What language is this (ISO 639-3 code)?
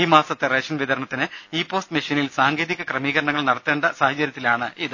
mal